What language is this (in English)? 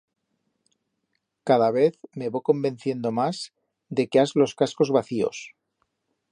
Aragonese